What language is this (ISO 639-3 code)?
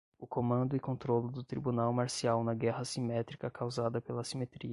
por